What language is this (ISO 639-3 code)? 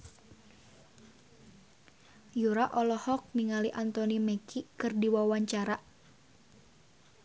sun